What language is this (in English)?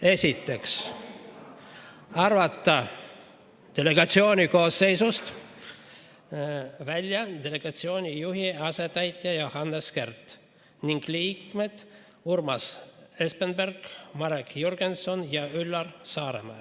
Estonian